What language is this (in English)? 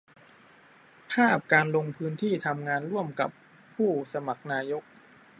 Thai